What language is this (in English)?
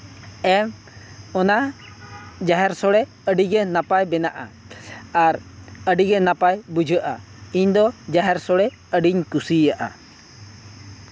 Santali